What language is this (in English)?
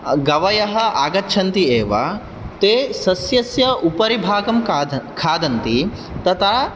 Sanskrit